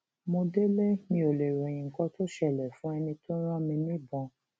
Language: Yoruba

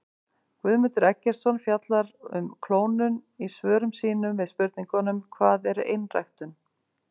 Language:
Icelandic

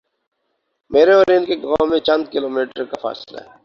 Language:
Urdu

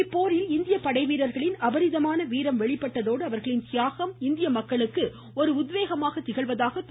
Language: Tamil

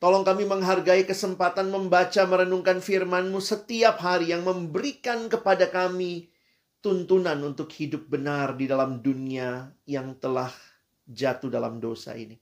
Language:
Indonesian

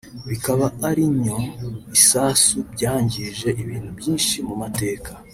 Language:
Kinyarwanda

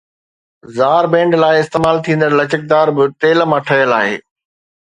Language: Sindhi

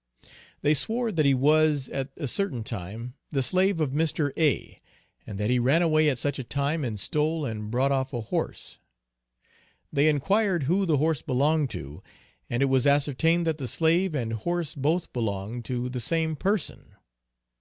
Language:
English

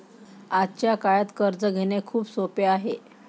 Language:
Marathi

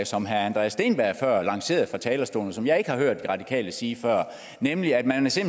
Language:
Danish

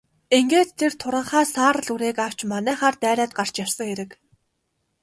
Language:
Mongolian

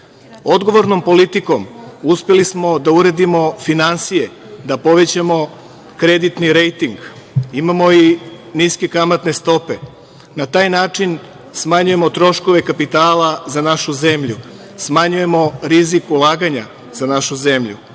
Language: Serbian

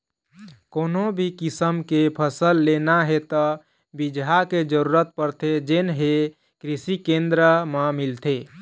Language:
Chhattisgarhi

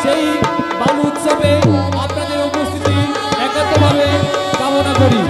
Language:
Hindi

